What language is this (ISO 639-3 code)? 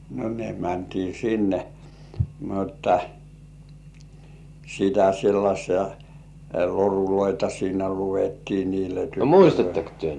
fin